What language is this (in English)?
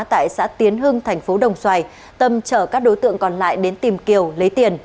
Vietnamese